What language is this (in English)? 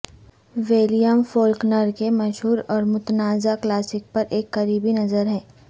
Urdu